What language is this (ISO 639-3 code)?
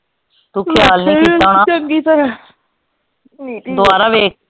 pan